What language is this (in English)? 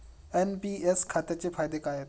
Marathi